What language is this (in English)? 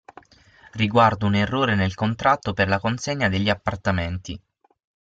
Italian